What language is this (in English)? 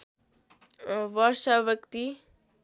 Nepali